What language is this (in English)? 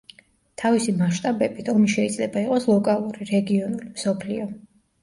Georgian